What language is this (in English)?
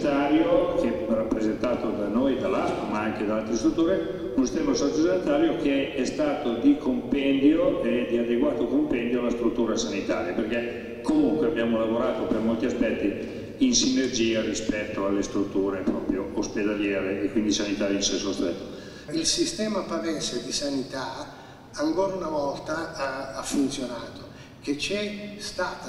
Italian